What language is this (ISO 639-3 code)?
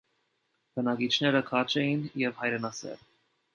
hye